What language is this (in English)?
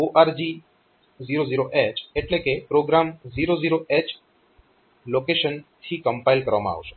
Gujarati